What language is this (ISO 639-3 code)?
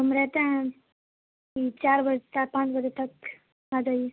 urd